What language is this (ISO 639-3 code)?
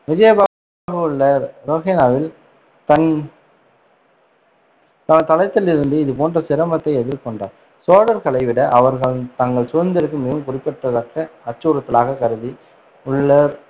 tam